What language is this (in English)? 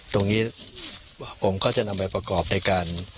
Thai